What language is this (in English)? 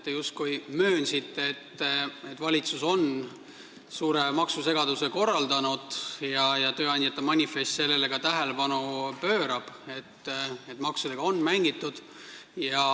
Estonian